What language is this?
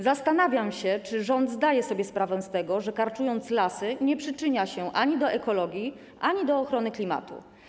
Polish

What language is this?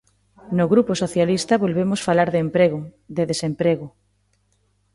Galician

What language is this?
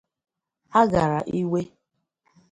Igbo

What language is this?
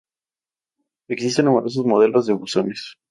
Spanish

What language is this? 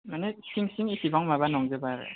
Bodo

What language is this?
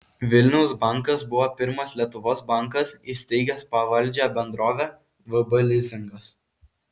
Lithuanian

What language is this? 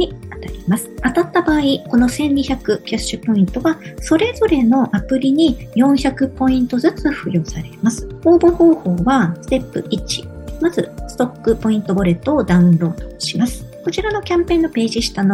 Japanese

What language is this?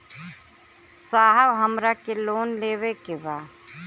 Bhojpuri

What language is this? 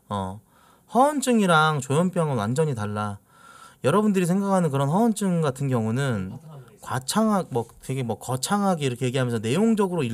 Korean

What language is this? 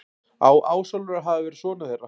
Icelandic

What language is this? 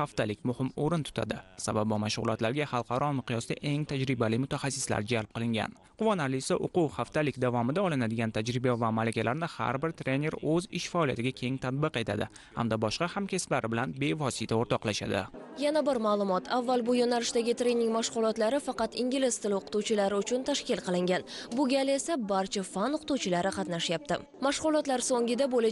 Turkish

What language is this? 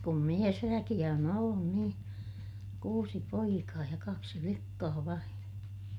Finnish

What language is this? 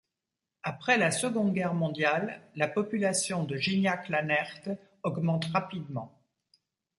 French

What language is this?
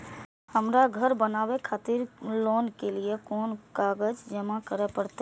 Maithili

